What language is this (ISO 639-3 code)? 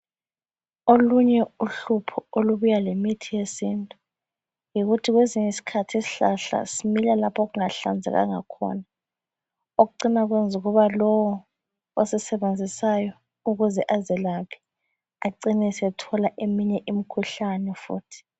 nde